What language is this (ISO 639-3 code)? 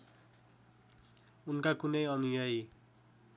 nep